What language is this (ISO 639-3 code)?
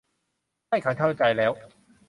tha